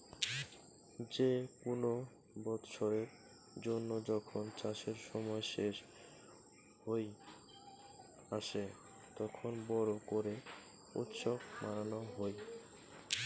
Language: Bangla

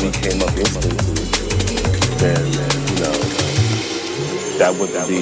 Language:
English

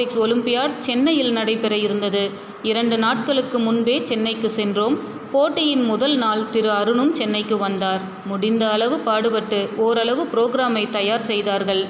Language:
Tamil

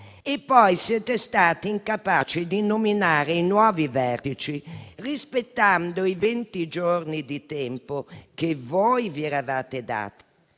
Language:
Italian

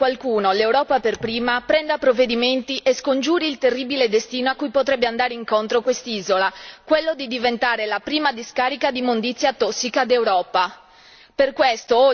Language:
Italian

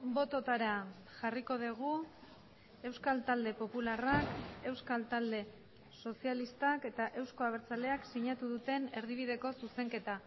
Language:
Basque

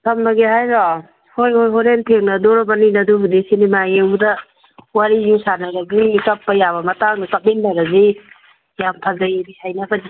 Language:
Manipuri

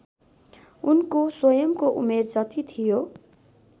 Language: Nepali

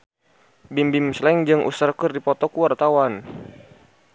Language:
Sundanese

